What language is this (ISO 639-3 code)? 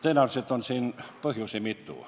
est